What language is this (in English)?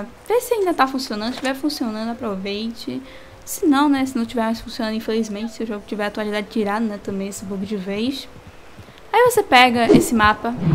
Portuguese